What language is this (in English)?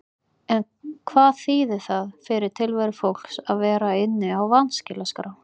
Icelandic